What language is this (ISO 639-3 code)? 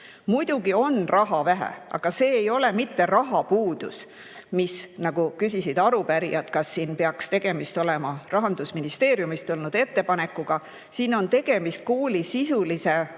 est